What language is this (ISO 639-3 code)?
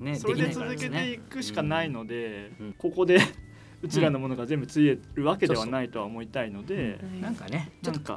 jpn